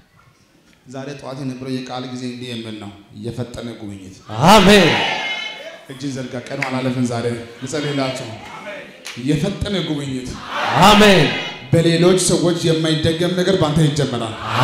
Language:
Arabic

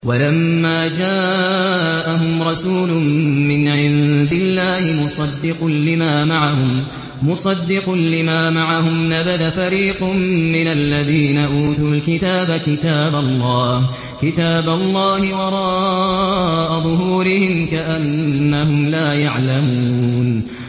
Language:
Arabic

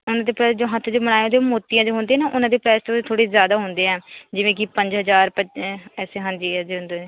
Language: Punjabi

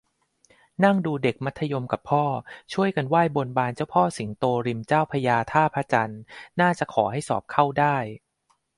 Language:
Thai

